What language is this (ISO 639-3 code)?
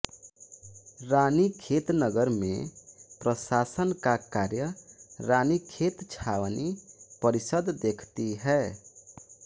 hin